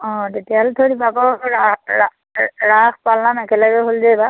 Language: Assamese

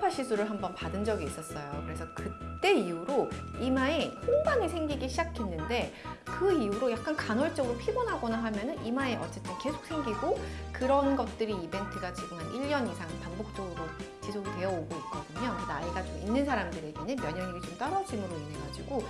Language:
Korean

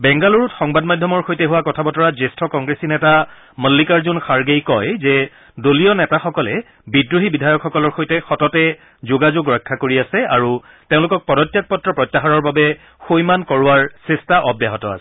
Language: Assamese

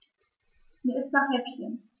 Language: German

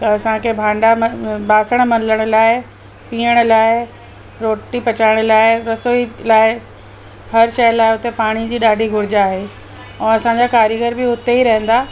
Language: Sindhi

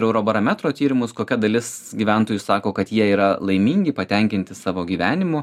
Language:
Lithuanian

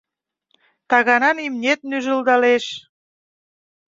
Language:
Mari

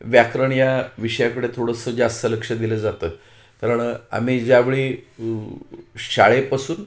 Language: Marathi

